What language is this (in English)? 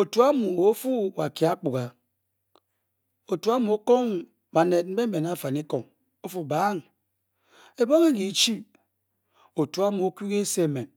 Bokyi